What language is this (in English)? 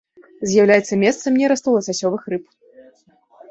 Belarusian